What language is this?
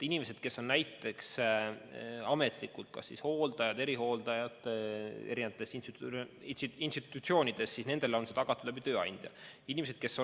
Estonian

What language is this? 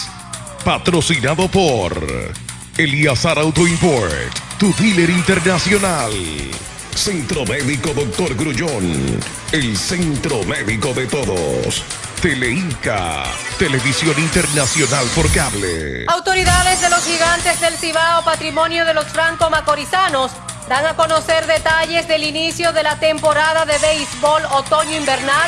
Spanish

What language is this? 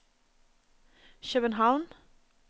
Norwegian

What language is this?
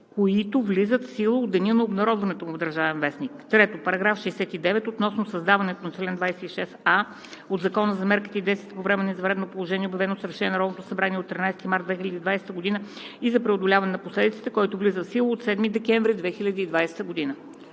Bulgarian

